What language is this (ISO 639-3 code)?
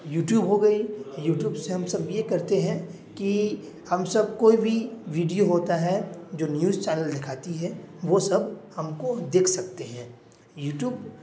urd